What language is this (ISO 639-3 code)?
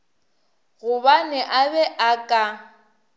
nso